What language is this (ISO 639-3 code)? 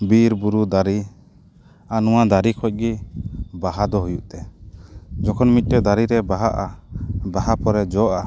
sat